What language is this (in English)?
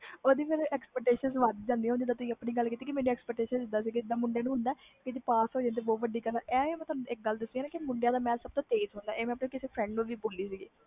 Punjabi